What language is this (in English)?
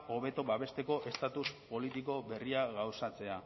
Basque